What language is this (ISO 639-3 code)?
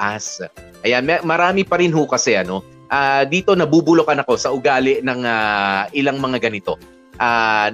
fil